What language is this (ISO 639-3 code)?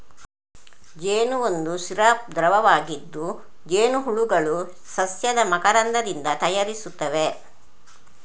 kan